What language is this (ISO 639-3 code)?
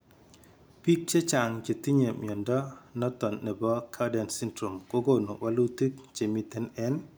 kln